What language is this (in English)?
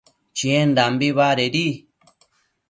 Matsés